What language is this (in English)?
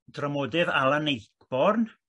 Welsh